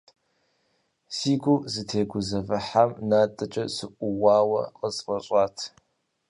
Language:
Kabardian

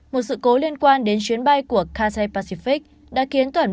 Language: Vietnamese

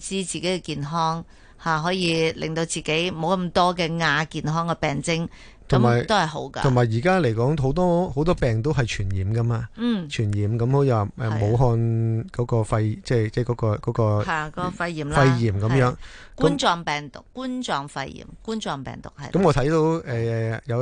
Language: Chinese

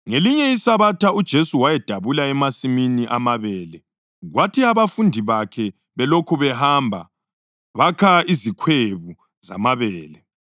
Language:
North Ndebele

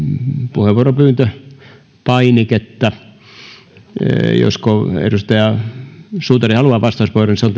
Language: Finnish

